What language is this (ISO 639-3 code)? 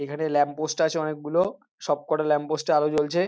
ben